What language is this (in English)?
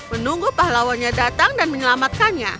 Indonesian